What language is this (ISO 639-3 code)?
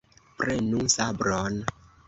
epo